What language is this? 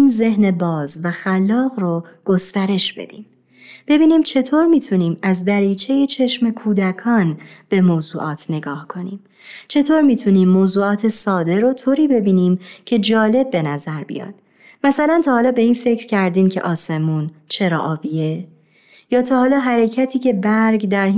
Persian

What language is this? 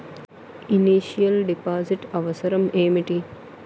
Telugu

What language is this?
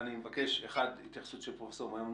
Hebrew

